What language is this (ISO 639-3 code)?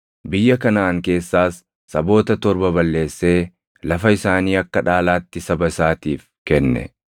orm